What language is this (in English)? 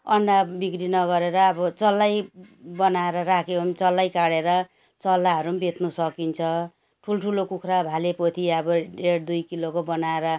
Nepali